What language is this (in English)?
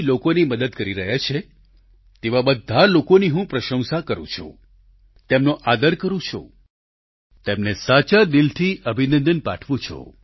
Gujarati